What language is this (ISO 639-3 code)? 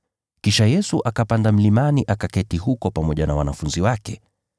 swa